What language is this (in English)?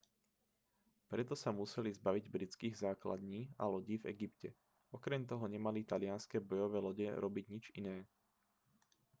Slovak